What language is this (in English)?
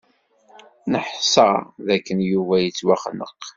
Kabyle